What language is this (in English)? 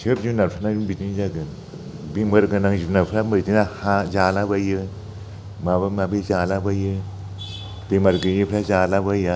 Bodo